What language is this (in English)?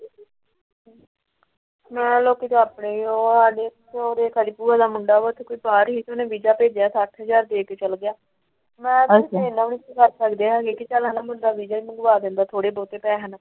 Punjabi